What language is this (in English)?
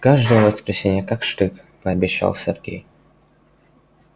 Russian